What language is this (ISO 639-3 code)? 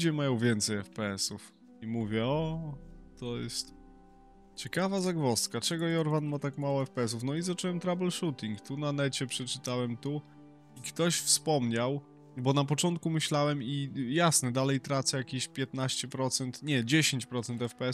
pol